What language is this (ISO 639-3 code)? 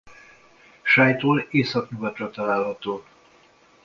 hun